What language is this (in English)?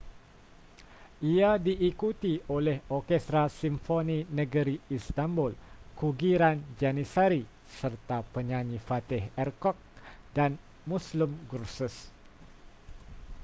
Malay